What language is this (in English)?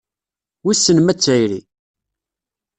Kabyle